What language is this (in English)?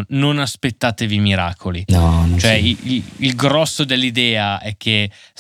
Italian